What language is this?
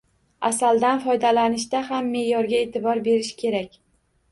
Uzbek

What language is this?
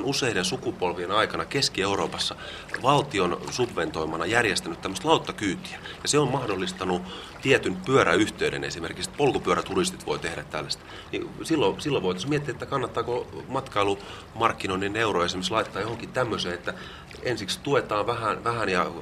Finnish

